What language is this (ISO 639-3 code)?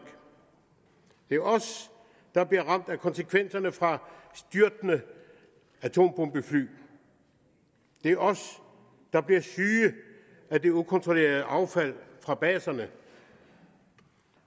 dan